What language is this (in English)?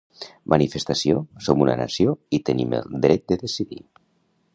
Catalan